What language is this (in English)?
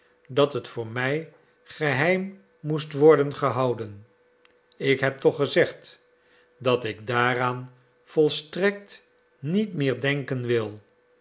Dutch